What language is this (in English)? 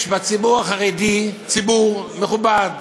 Hebrew